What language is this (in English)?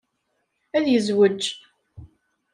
Kabyle